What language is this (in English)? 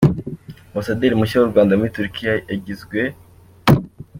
Kinyarwanda